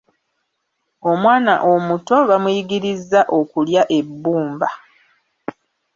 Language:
Ganda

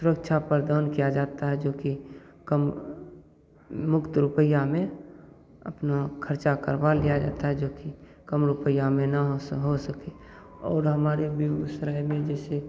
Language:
Hindi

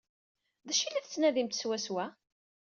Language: Kabyle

